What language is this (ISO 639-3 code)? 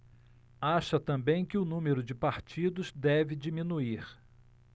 por